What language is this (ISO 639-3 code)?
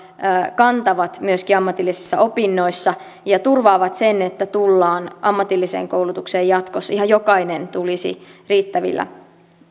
fin